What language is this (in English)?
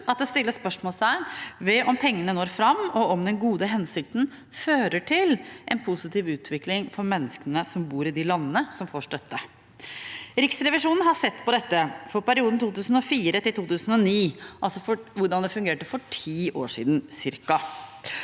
Norwegian